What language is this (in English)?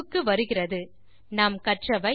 Tamil